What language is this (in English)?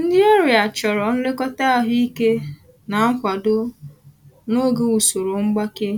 Igbo